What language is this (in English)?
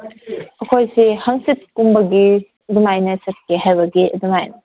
Manipuri